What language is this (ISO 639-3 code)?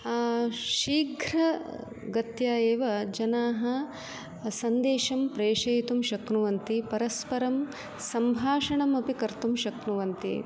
san